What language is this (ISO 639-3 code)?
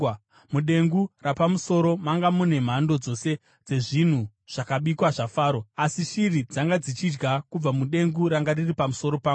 sna